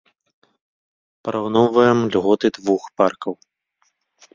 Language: Belarusian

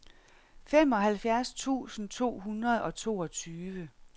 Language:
Danish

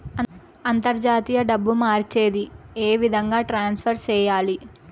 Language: Telugu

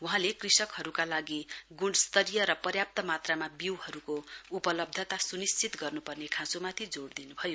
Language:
Nepali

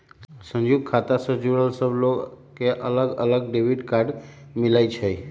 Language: Magahi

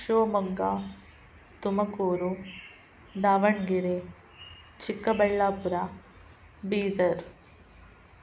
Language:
Kannada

